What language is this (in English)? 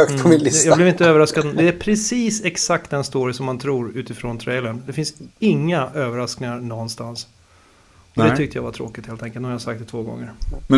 Swedish